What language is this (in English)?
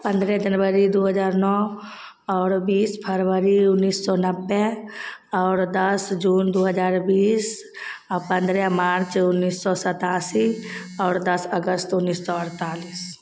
Maithili